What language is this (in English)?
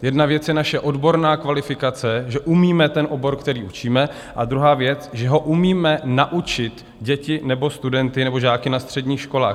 Czech